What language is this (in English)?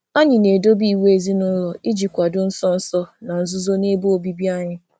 Igbo